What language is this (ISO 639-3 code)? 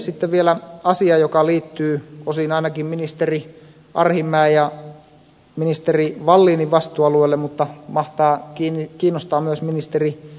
fin